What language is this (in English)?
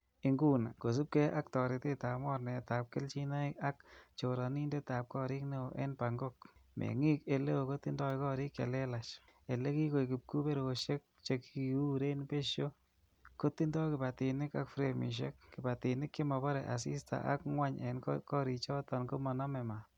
Kalenjin